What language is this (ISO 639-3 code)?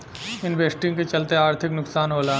bho